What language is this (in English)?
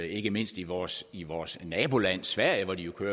Danish